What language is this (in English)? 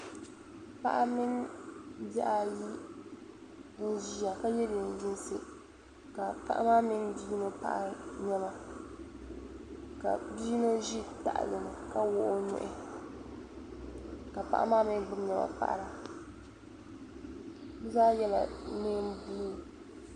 Dagbani